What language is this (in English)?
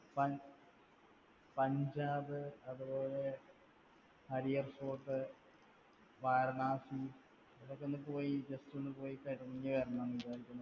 Malayalam